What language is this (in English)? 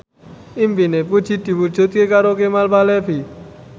Javanese